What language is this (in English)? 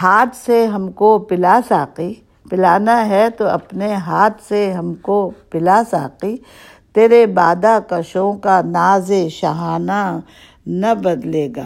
Urdu